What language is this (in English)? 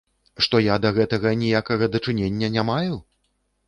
Belarusian